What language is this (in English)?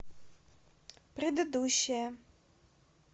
Russian